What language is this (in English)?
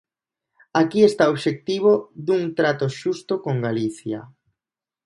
Galician